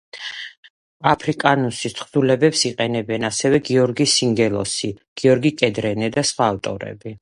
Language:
Georgian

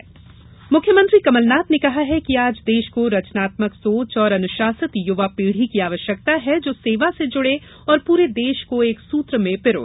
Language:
Hindi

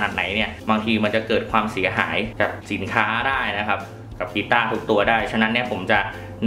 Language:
Thai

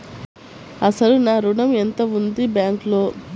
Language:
Telugu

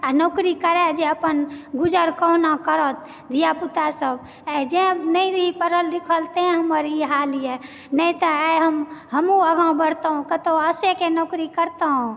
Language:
Maithili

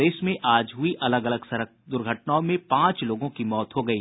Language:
Hindi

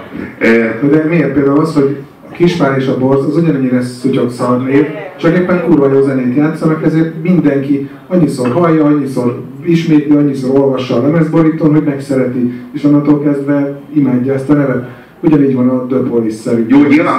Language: Hungarian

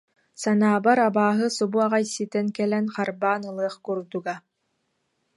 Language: Yakut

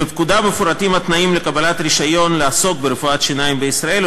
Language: Hebrew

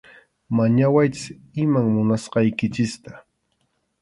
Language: Arequipa-La Unión Quechua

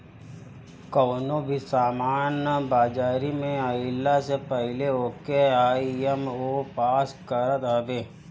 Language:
Bhojpuri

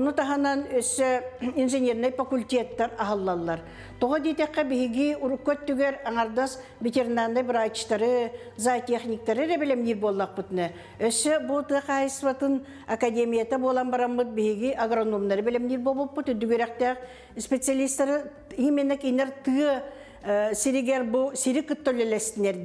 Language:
Turkish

